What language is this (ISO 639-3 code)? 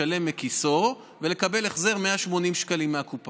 heb